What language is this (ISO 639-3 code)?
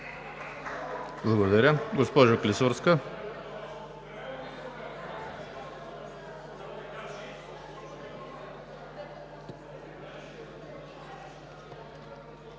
bul